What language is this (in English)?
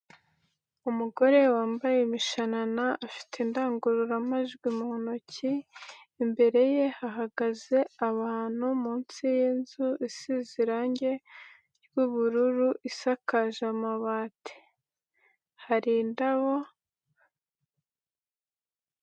Kinyarwanda